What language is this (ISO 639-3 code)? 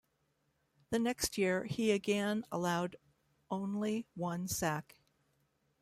eng